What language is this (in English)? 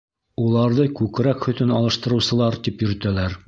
Bashkir